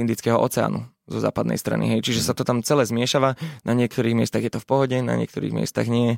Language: Slovak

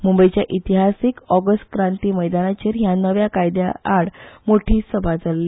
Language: Konkani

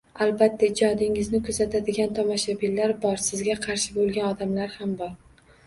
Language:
Uzbek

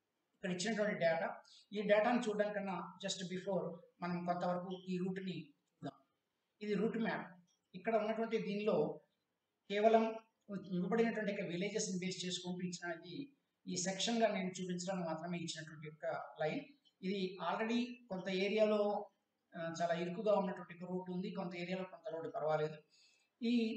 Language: Telugu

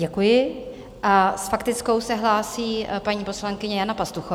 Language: Czech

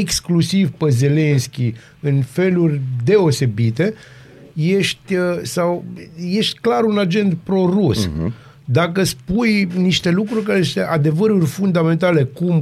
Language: Romanian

